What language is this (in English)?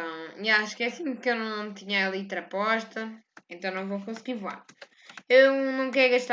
Portuguese